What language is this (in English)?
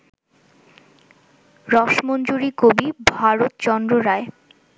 Bangla